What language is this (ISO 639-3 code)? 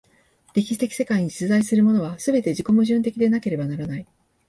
jpn